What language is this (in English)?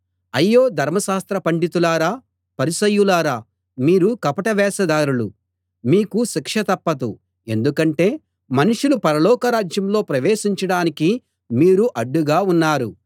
Telugu